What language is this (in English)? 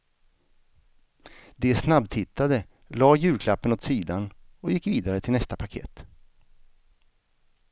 Swedish